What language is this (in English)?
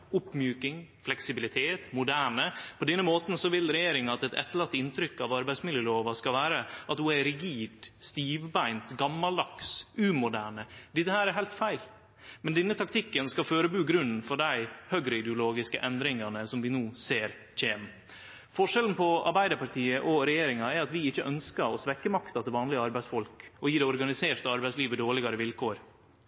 Norwegian Nynorsk